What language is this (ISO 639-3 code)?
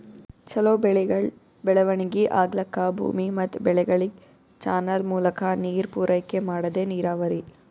kan